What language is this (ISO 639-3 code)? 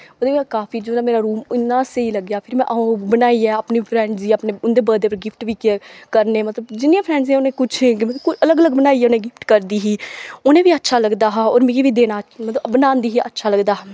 doi